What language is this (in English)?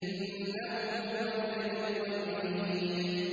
Arabic